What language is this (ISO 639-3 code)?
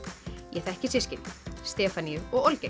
isl